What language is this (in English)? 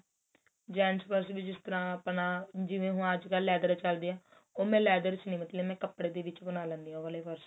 Punjabi